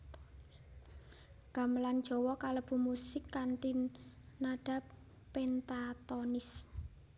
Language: Javanese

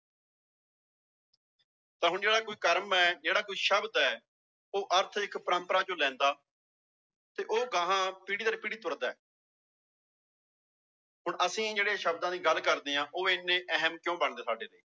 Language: Punjabi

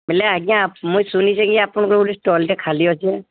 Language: Odia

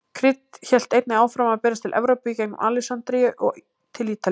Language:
Icelandic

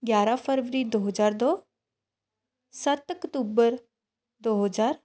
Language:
Punjabi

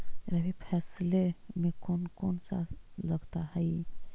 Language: Magahi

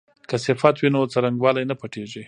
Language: Pashto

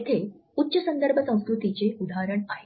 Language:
Marathi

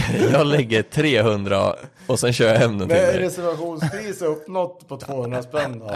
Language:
Swedish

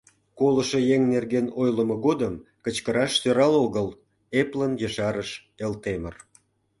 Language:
Mari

